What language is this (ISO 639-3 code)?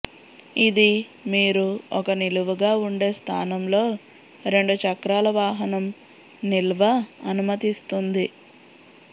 tel